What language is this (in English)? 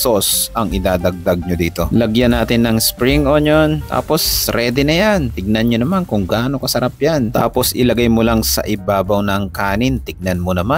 Filipino